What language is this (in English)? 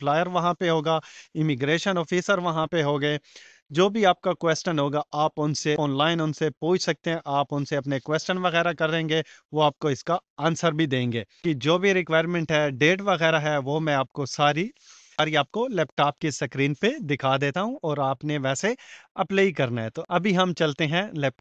Hindi